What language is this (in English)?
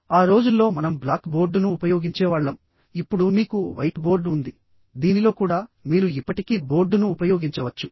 Telugu